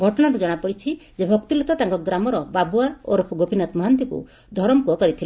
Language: Odia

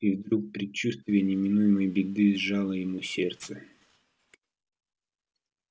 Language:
Russian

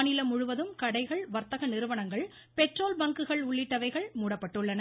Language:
Tamil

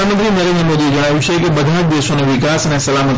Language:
Gujarati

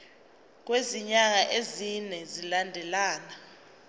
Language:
Zulu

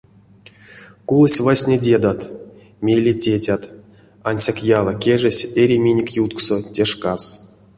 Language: Erzya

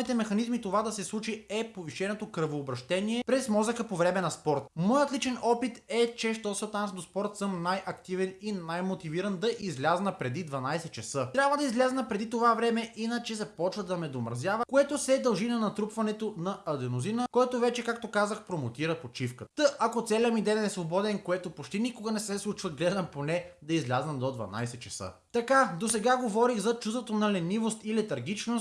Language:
Bulgarian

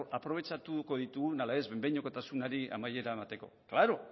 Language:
Basque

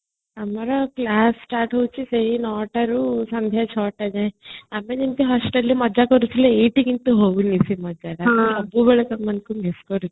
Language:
Odia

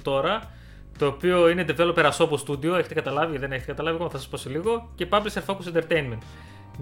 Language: Greek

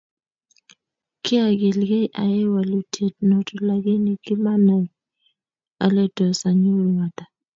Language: Kalenjin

